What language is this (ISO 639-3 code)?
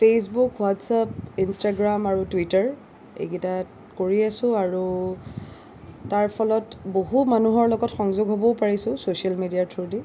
asm